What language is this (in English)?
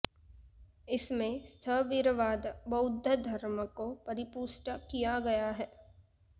Sanskrit